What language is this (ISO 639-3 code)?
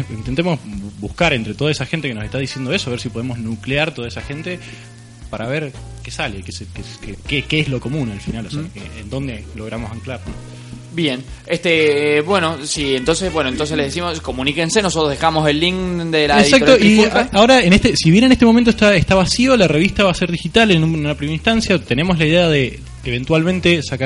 spa